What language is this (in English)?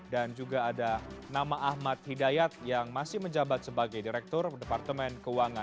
Indonesian